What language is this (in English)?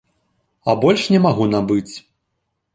Belarusian